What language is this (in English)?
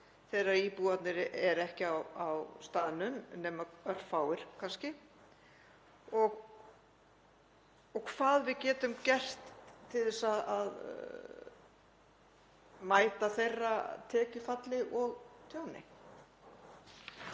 Icelandic